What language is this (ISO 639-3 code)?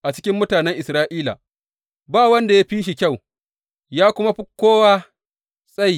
hau